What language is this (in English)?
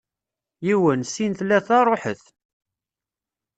Kabyle